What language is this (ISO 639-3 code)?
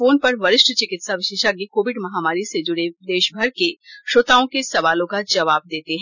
hin